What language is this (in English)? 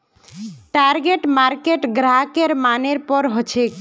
Magahi